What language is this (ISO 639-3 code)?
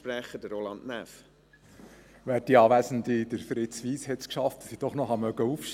gsw